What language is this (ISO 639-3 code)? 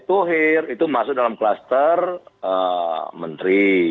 ind